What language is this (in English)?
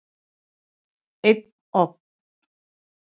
Icelandic